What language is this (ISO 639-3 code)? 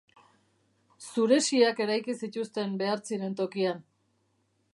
eus